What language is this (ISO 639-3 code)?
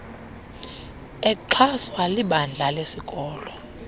xho